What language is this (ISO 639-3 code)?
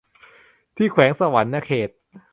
tha